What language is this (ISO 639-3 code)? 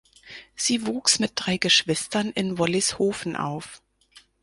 deu